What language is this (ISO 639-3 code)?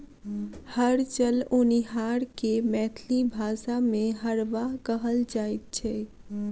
mai